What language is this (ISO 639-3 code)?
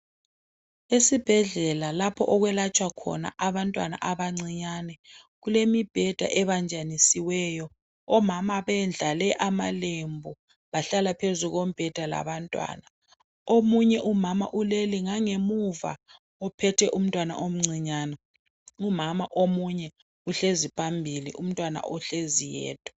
nde